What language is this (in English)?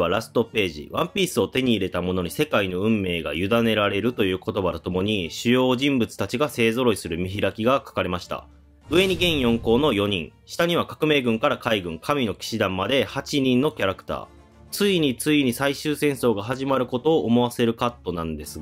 Japanese